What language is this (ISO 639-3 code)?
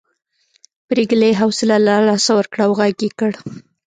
pus